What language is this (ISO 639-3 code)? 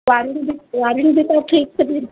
ori